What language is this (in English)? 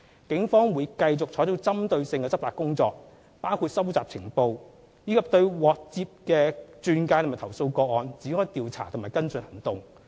Cantonese